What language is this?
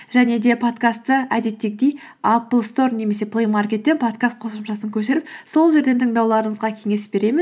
Kazakh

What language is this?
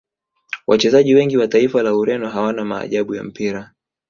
Swahili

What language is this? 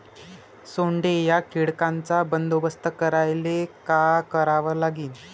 Marathi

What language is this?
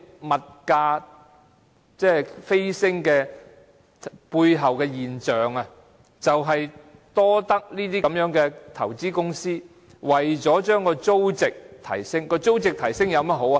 Cantonese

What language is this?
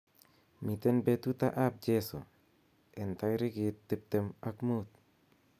Kalenjin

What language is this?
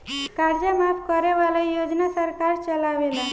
Bhojpuri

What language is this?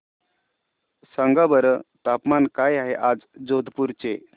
Marathi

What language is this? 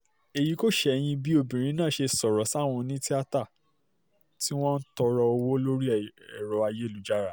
Yoruba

